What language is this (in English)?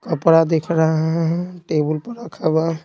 Hindi